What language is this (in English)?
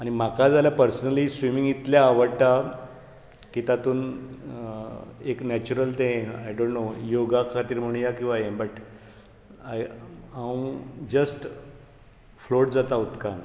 Konkani